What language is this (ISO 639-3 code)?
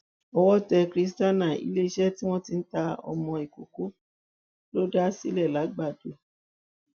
yor